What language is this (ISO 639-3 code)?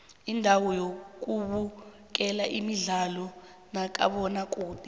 nbl